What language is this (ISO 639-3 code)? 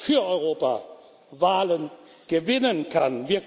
deu